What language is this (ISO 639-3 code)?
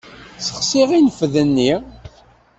kab